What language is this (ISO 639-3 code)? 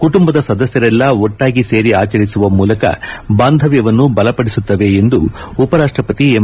kan